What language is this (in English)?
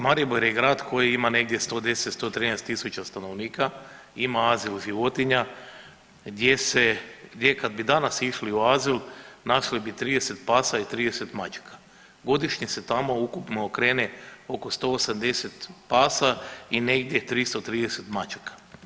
Croatian